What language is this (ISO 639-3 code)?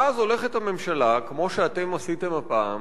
heb